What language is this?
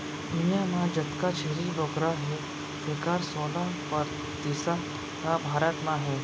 Chhattisgarhi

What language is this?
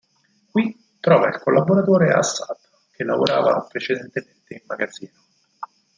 Italian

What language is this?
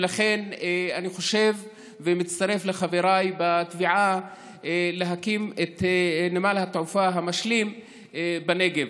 Hebrew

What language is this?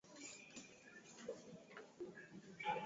Swahili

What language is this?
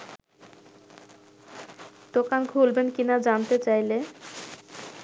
Bangla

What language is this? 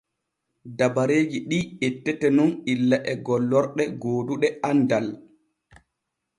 Borgu Fulfulde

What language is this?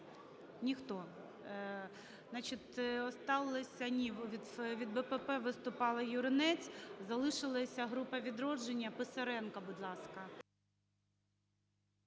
Ukrainian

